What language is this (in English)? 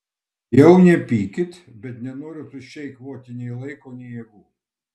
Lithuanian